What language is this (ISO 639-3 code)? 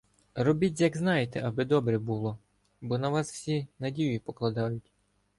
ukr